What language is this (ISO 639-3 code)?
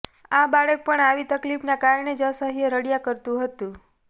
guj